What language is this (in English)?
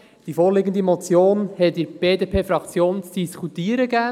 Swiss German